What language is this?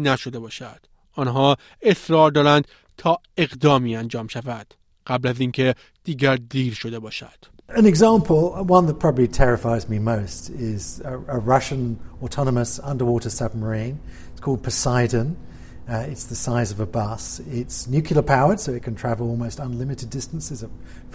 Persian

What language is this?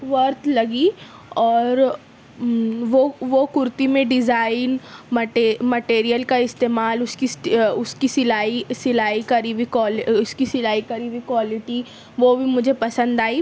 Urdu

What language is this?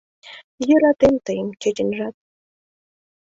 Mari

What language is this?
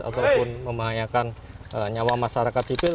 Indonesian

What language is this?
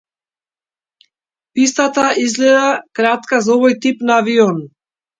Macedonian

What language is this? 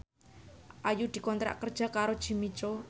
Javanese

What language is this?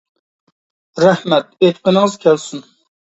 Uyghur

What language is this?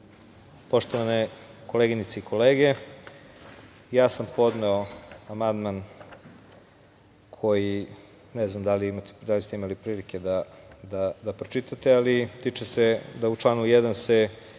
Serbian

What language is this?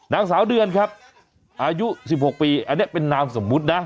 Thai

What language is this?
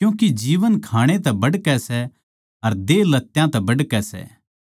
Haryanvi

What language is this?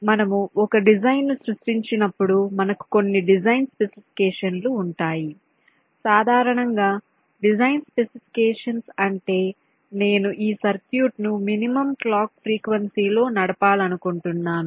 Telugu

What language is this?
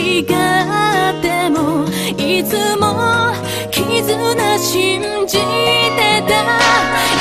Korean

